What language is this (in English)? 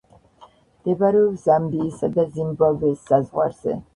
Georgian